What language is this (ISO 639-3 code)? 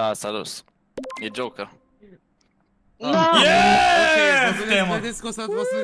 ron